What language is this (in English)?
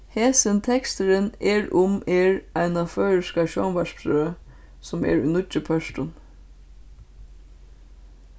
Faroese